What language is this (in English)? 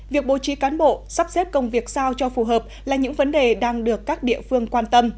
Vietnamese